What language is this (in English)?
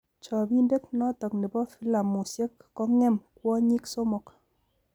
Kalenjin